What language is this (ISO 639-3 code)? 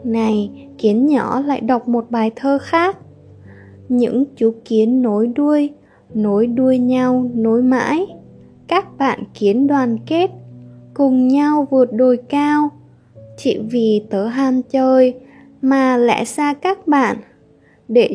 vie